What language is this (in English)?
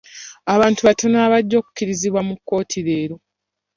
Ganda